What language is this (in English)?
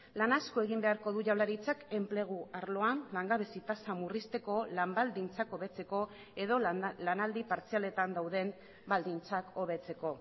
Basque